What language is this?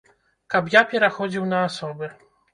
Belarusian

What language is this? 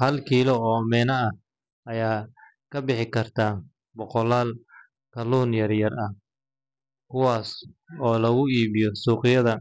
Somali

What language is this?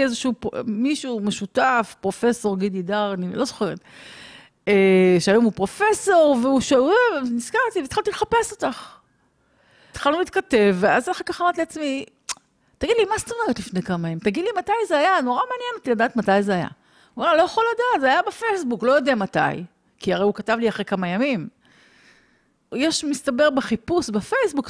Hebrew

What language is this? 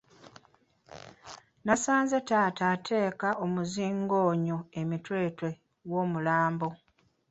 Ganda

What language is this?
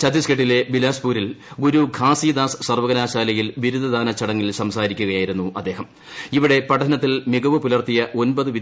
Malayalam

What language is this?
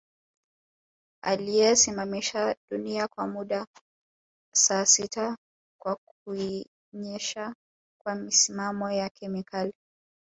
Swahili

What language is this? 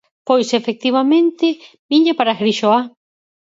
Galician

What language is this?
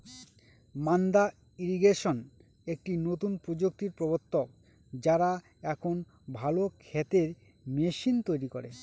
Bangla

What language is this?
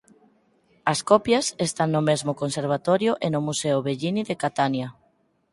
Galician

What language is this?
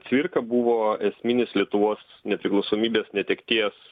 Lithuanian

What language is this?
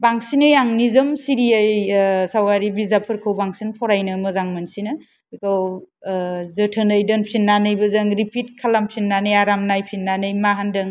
Bodo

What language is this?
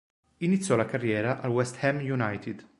Italian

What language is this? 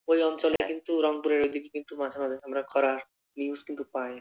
Bangla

